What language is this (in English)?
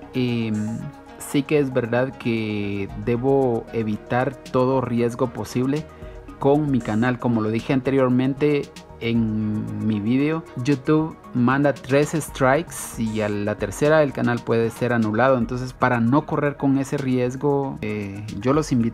Spanish